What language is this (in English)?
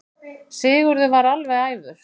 Icelandic